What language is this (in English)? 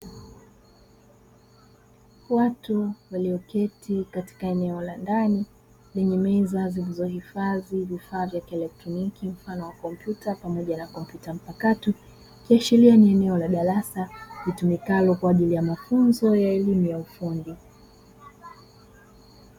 Swahili